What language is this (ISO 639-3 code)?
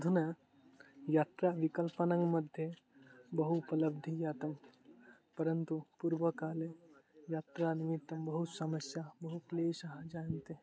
san